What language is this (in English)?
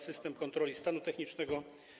Polish